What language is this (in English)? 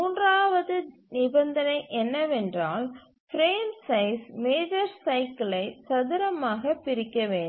Tamil